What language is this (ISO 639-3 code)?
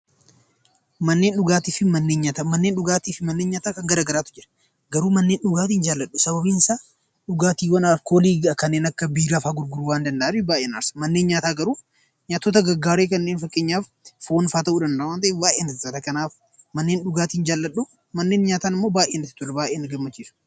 orm